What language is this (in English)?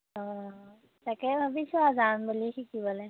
Assamese